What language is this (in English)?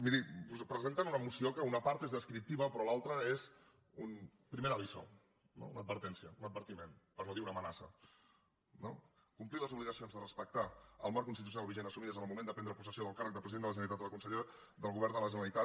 Catalan